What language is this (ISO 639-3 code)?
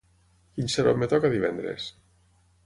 cat